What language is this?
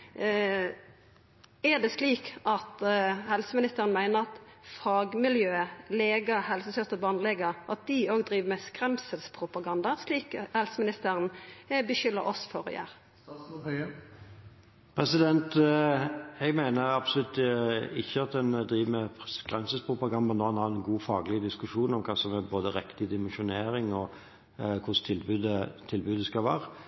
Norwegian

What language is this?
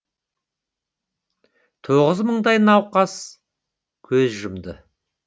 Kazakh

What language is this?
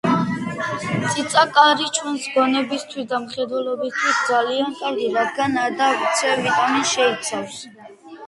Georgian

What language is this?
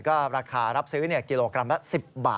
Thai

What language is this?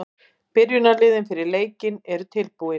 Icelandic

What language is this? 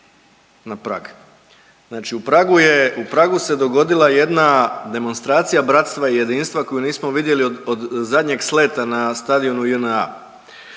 Croatian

